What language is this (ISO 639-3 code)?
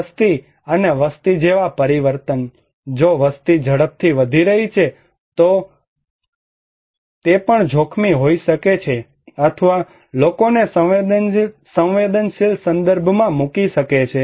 guj